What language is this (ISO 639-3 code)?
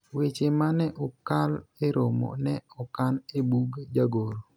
luo